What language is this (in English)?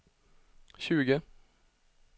Swedish